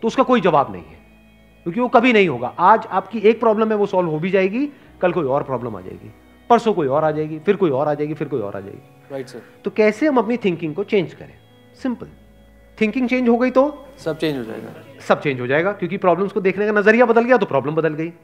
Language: Hindi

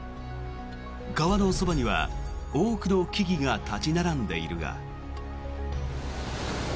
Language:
Japanese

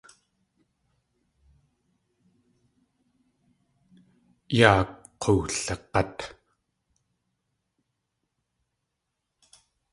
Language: Tlingit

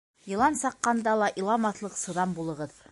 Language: Bashkir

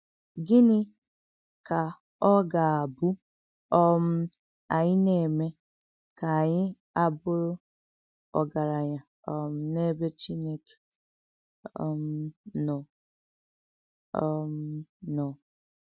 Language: Igbo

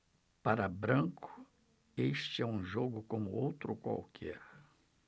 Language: Portuguese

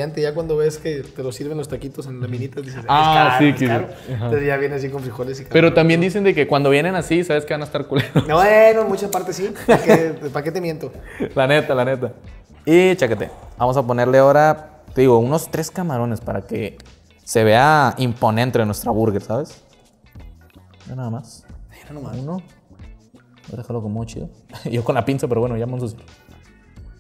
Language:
Spanish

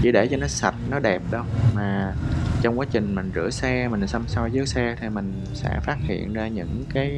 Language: Vietnamese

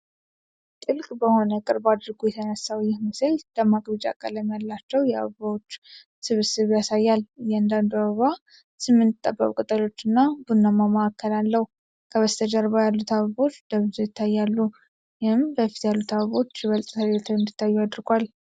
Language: Amharic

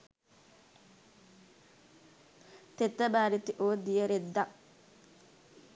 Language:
Sinhala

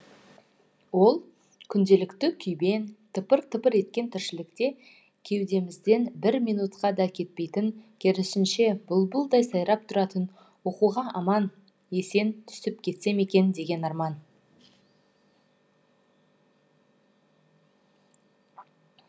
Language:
Kazakh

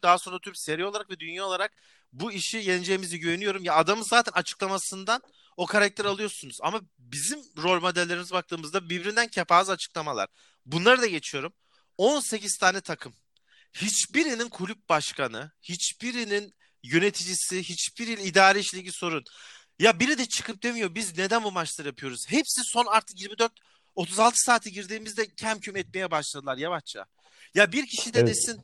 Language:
Turkish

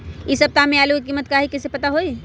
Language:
Magahi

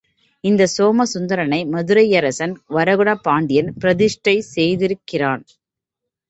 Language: Tamil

